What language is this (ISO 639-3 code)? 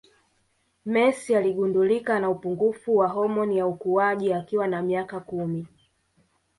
swa